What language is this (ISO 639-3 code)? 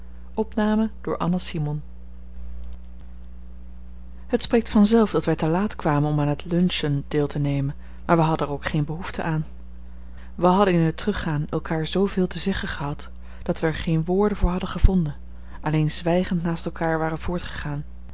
nld